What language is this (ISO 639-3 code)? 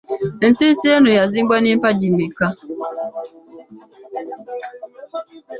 lug